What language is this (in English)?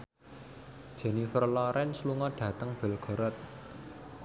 Javanese